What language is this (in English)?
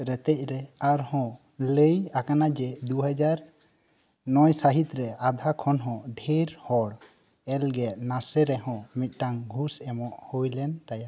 Santali